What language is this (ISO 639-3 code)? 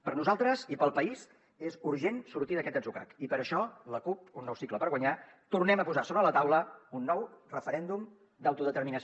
cat